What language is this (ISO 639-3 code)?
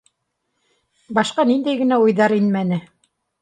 bak